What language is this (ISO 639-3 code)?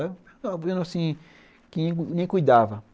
por